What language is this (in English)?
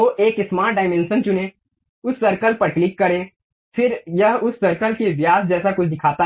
Hindi